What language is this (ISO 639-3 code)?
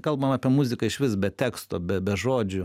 lit